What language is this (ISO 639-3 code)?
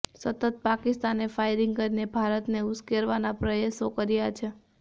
guj